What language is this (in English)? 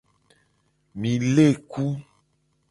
Gen